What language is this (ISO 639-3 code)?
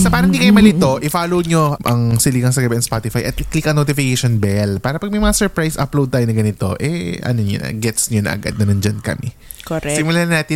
fil